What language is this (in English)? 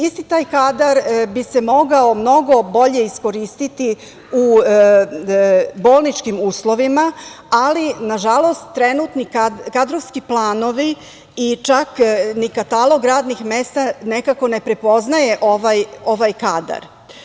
Serbian